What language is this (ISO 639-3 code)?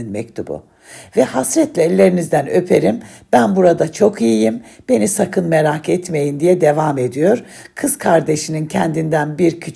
tur